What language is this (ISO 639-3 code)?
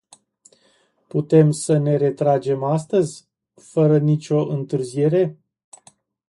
ron